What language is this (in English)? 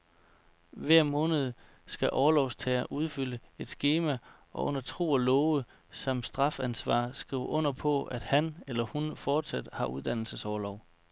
Danish